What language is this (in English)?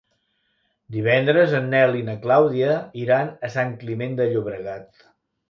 Catalan